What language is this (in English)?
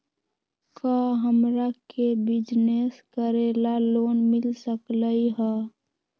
Magahi